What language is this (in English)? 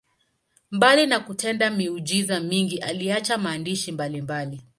Swahili